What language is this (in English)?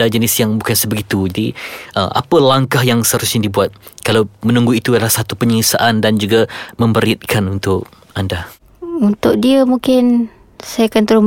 Malay